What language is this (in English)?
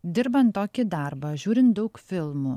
Lithuanian